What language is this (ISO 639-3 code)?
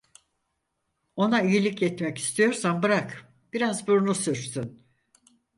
tur